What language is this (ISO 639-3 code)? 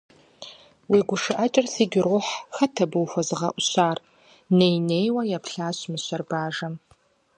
kbd